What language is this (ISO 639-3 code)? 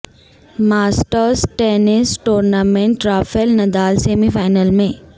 urd